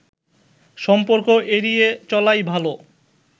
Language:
Bangla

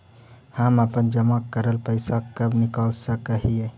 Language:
Magahi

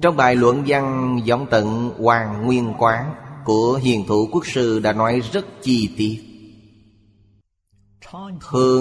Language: Vietnamese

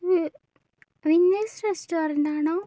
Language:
Malayalam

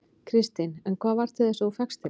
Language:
Icelandic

